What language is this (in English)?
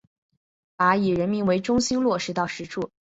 Chinese